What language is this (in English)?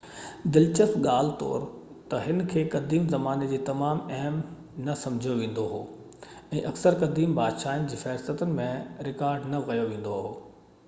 Sindhi